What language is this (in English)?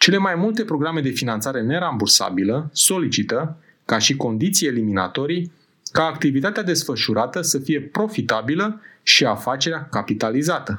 Romanian